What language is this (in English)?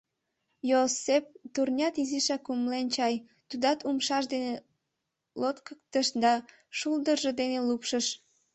Mari